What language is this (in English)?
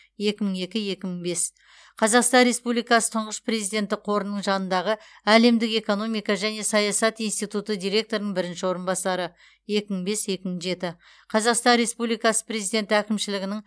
Kazakh